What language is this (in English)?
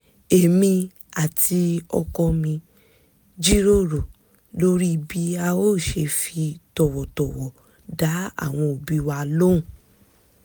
Yoruba